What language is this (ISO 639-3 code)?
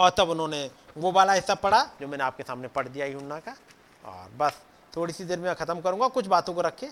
hin